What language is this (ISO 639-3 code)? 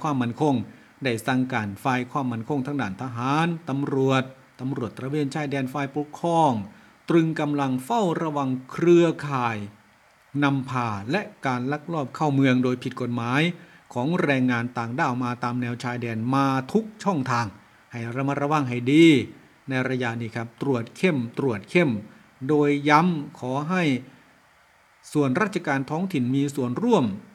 tha